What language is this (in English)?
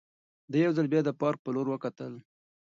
Pashto